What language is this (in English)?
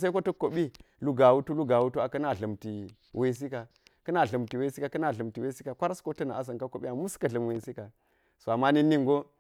Geji